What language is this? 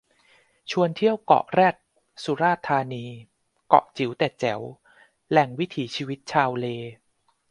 Thai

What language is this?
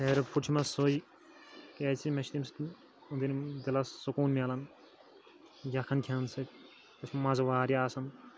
Kashmiri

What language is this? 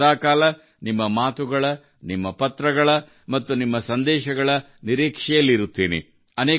Kannada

